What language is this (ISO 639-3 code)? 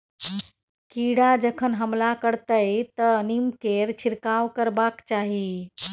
mai